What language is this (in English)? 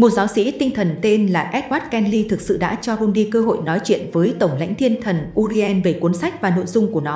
Vietnamese